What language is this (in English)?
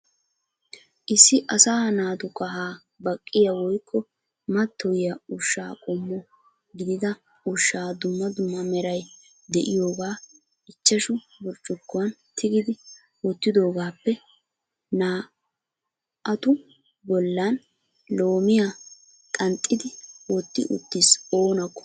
Wolaytta